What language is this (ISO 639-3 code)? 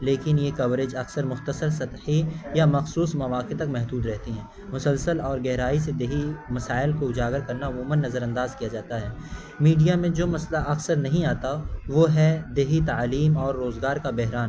urd